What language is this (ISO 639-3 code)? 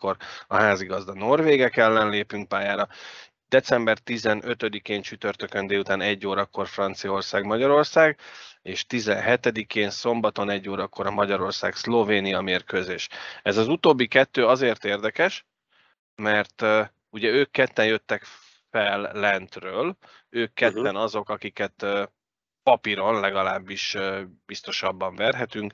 hun